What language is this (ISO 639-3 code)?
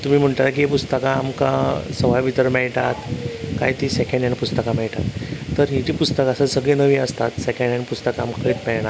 kok